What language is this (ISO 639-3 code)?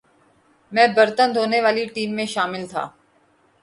urd